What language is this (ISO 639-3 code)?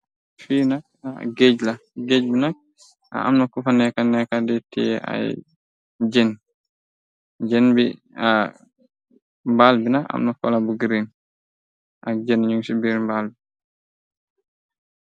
wol